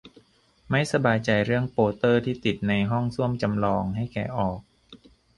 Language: Thai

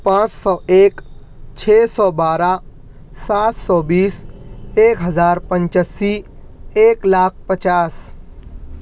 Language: Urdu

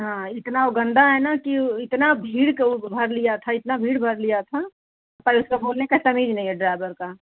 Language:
Hindi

